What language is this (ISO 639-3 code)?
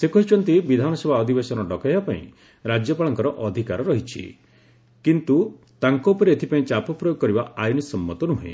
ori